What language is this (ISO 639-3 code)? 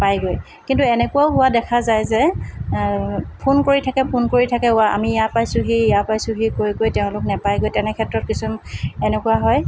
asm